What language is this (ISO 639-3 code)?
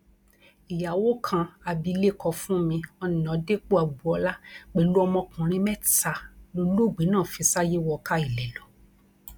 yor